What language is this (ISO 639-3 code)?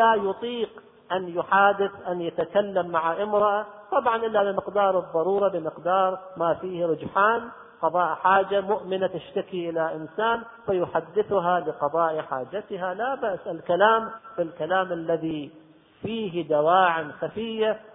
ara